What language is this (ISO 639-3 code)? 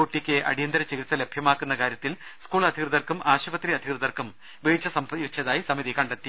mal